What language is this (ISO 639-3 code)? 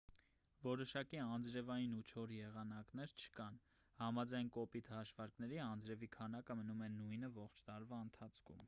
hye